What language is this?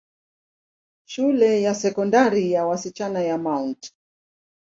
Swahili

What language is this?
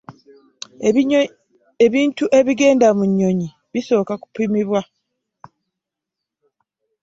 Ganda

